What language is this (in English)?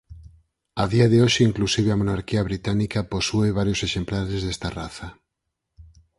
Galician